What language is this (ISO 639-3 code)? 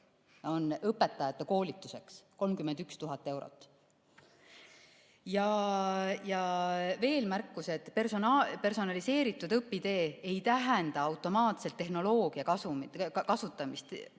est